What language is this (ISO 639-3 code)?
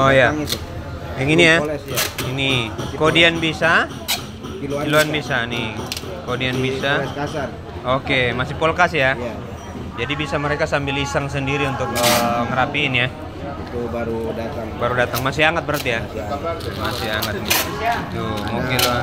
ind